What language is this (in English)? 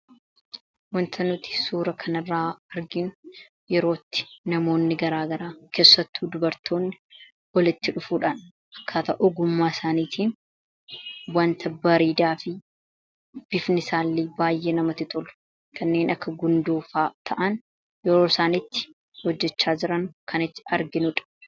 Oromo